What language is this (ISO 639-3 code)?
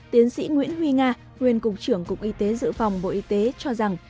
vie